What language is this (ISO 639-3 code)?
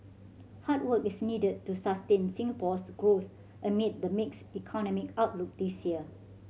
eng